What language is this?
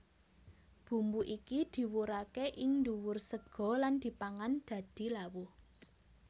Javanese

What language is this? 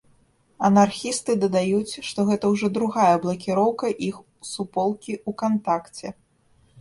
Belarusian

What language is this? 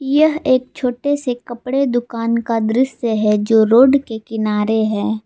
Hindi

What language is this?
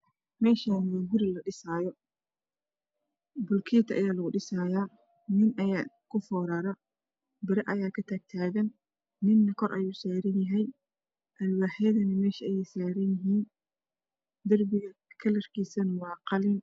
Somali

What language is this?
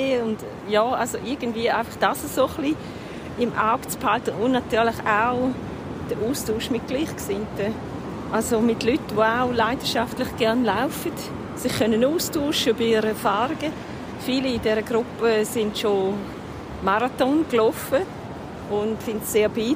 German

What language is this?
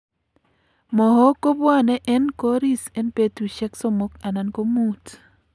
Kalenjin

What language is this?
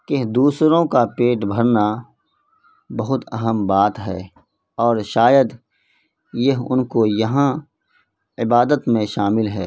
Urdu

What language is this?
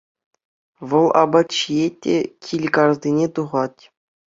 Chuvash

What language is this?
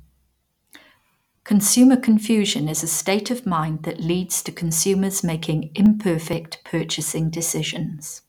English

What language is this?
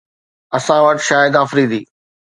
Sindhi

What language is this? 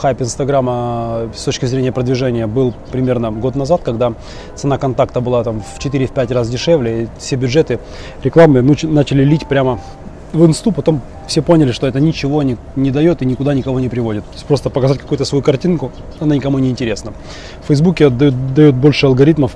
Russian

